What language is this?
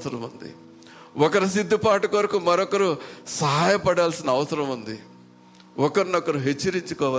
Telugu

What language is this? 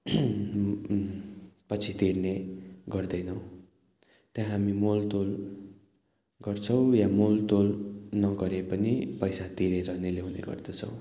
Nepali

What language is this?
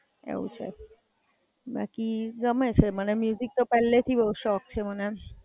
Gujarati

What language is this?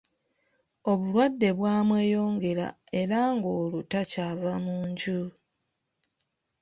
Ganda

